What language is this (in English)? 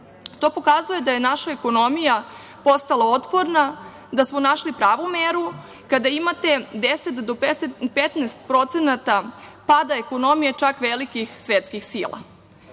Serbian